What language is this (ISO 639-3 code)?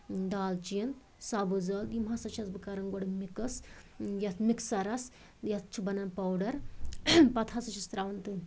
kas